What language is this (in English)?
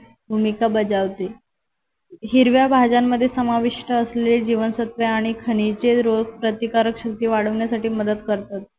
Marathi